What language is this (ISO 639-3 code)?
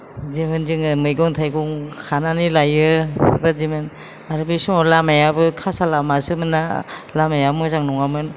brx